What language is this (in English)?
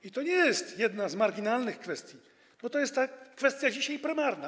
Polish